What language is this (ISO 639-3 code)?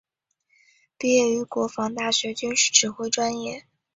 zho